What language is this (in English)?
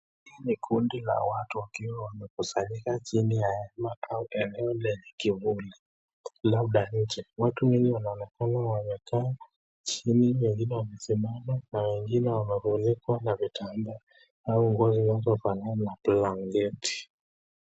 Swahili